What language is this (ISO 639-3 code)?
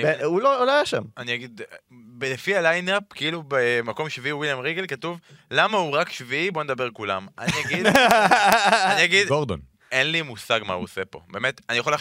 heb